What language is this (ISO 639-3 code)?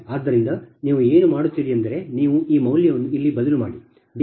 kan